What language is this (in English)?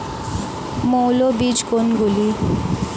Bangla